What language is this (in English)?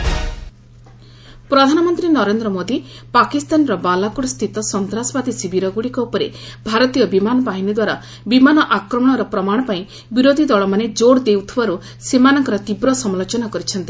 Odia